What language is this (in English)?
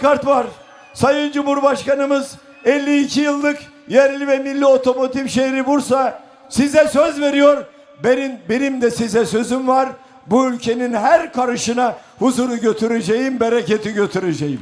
Turkish